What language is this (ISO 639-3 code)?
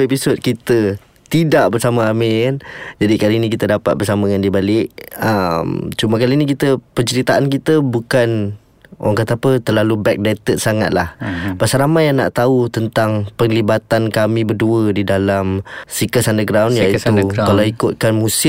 msa